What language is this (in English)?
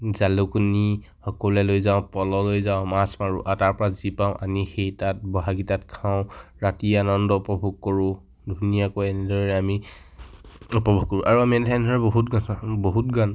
Assamese